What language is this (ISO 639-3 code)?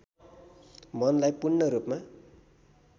nep